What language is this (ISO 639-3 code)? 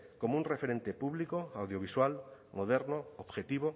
spa